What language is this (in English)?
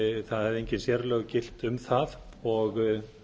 Icelandic